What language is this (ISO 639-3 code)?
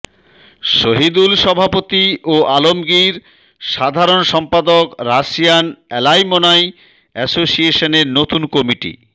ben